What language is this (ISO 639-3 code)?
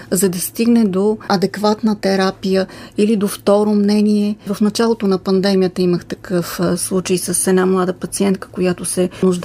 bul